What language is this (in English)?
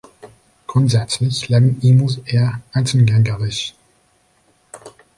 German